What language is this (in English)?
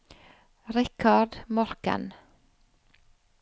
Norwegian